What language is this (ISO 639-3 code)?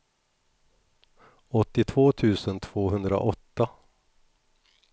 swe